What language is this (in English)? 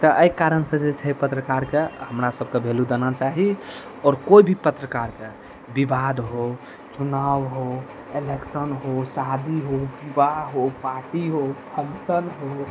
Maithili